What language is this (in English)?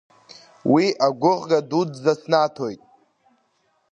Abkhazian